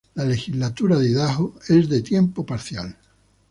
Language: Spanish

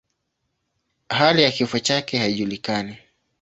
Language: Swahili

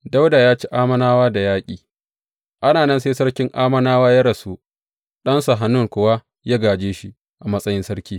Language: Hausa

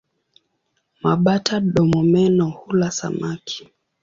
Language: Swahili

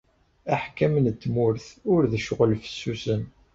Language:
Kabyle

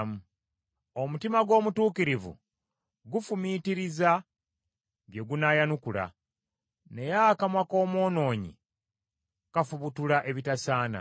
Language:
Ganda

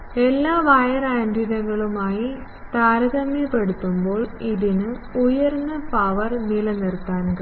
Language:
Malayalam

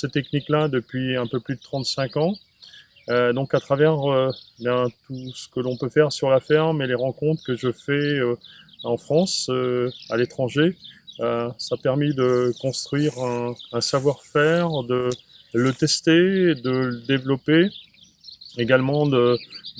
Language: French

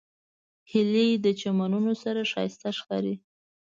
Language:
Pashto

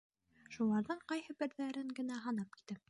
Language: Bashkir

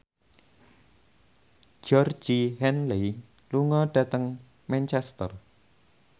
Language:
Javanese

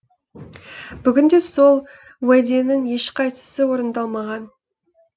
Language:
Kazakh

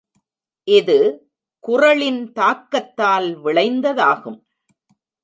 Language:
Tamil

